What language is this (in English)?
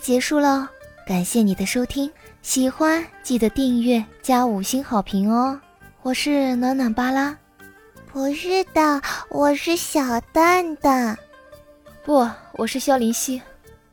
Chinese